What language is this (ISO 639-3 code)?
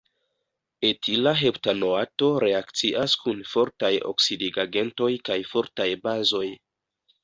epo